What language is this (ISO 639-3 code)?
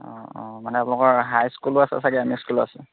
asm